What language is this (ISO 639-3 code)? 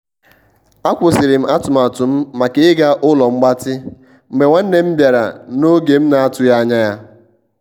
ibo